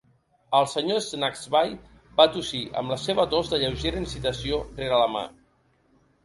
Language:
Catalan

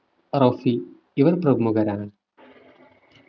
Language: Malayalam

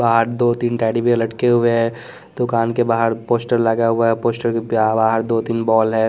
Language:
Hindi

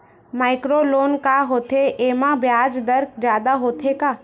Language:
Chhattisgarhi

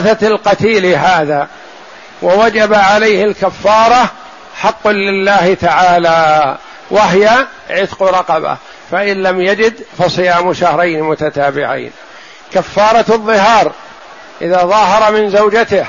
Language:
Arabic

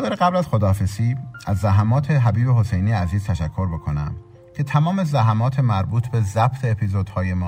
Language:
Persian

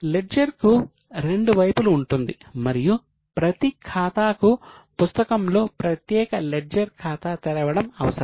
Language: Telugu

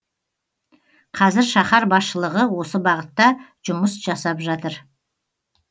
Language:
Kazakh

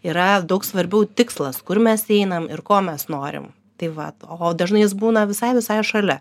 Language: Lithuanian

